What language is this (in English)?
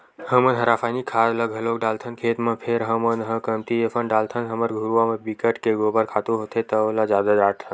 Chhattisgarhi